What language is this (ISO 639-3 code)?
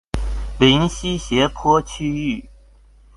zho